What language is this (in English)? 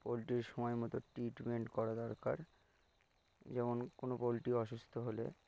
Bangla